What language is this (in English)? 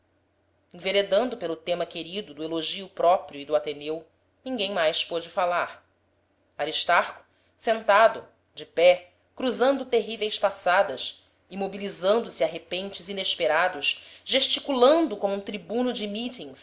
Portuguese